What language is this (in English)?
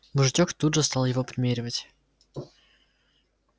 Russian